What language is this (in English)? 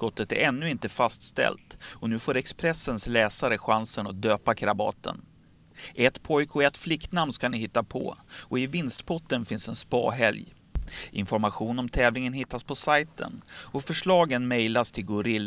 Swedish